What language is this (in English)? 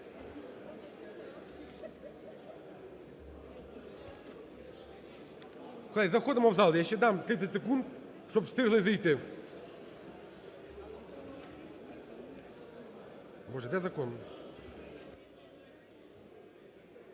Ukrainian